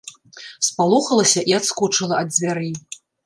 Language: Belarusian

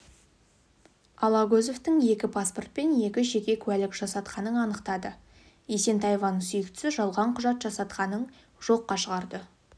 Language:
Kazakh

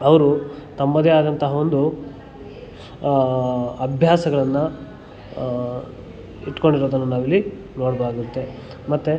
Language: Kannada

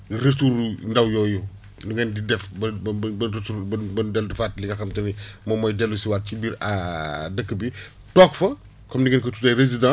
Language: Wolof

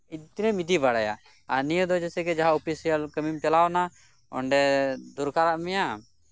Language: Santali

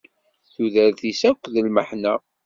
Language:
Kabyle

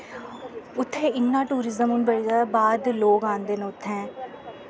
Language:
Dogri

